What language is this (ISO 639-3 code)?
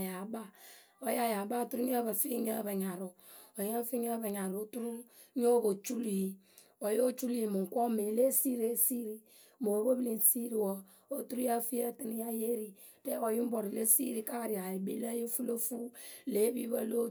keu